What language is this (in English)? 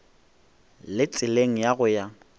Northern Sotho